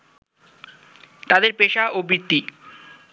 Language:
Bangla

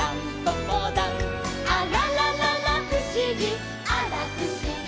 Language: Japanese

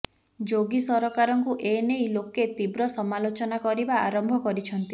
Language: Odia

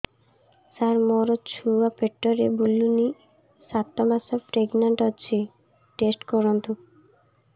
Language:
Odia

